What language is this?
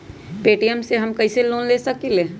Magahi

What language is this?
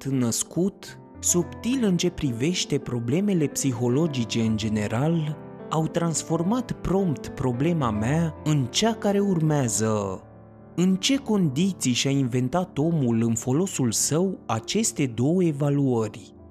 Romanian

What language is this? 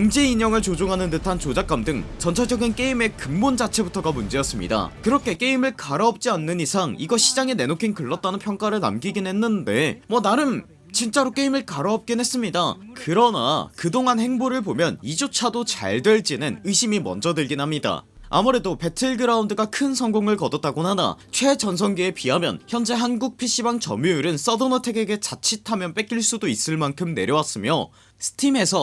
Korean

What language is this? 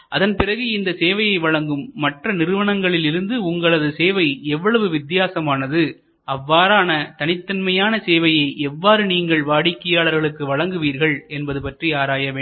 Tamil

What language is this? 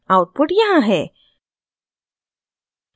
Hindi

